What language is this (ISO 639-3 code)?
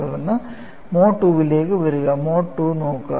mal